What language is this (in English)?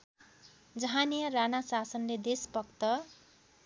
Nepali